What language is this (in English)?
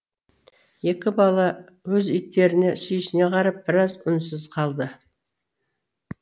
Kazakh